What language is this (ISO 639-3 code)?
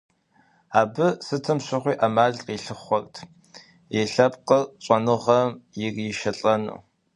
kbd